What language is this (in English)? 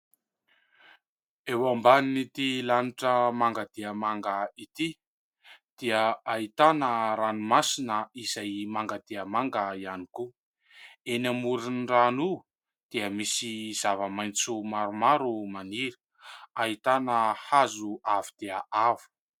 Malagasy